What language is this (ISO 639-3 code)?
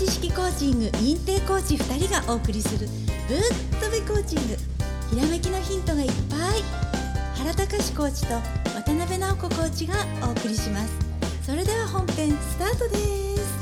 jpn